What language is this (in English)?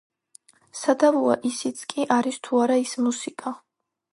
Georgian